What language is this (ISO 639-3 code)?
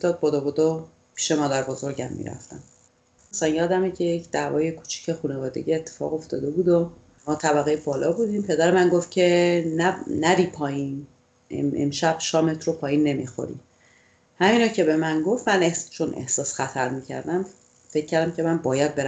fas